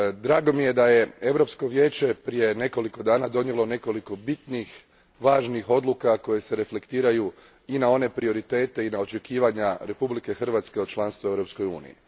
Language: Croatian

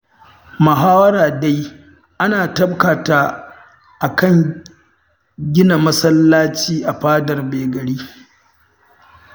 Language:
Hausa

